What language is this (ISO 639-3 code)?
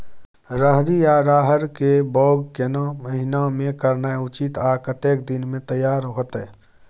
mai